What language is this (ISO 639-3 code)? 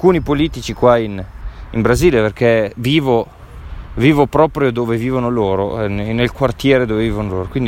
ita